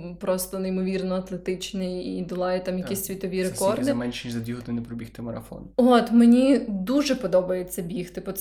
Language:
Ukrainian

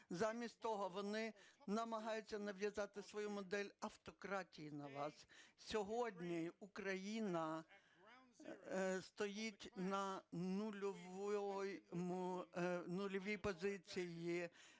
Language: Ukrainian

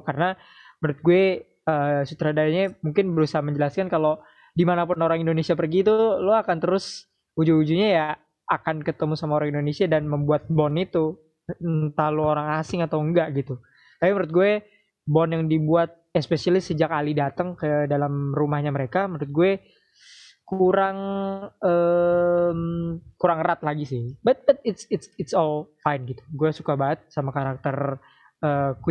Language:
Indonesian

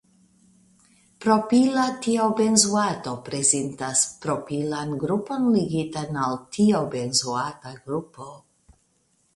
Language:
Esperanto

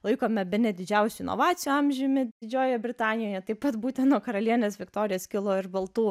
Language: Lithuanian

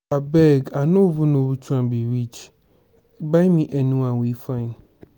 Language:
Nigerian Pidgin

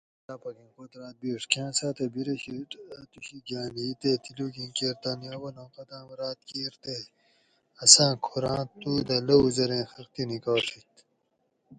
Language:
Gawri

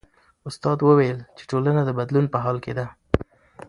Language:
Pashto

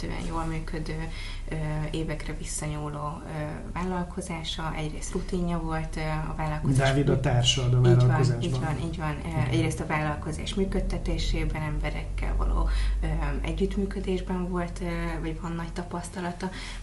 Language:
Hungarian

